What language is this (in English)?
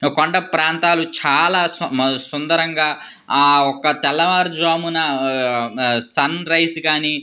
Telugu